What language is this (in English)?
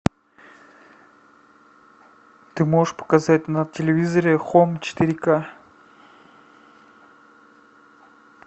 Russian